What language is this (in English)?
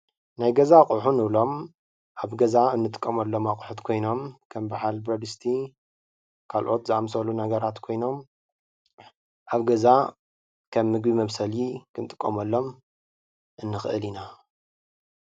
Tigrinya